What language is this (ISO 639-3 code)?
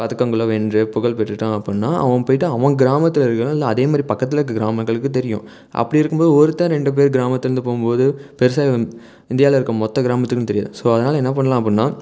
tam